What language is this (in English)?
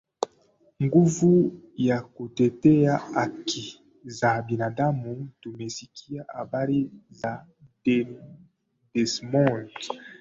Swahili